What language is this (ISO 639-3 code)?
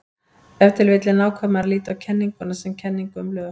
isl